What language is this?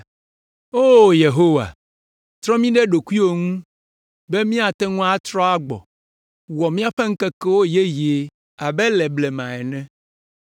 Ewe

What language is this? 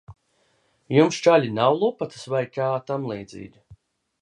Latvian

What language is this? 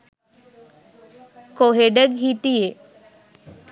Sinhala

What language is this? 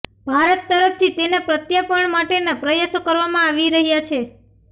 Gujarati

